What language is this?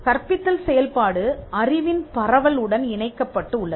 Tamil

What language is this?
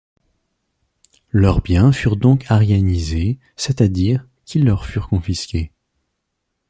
French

